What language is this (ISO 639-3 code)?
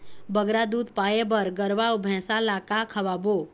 hne